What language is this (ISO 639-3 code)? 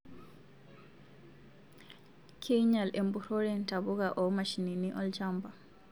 mas